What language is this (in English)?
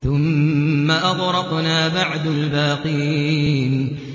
Arabic